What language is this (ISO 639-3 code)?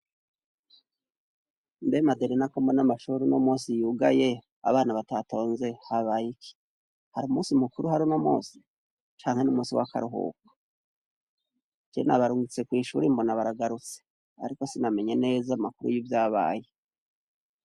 run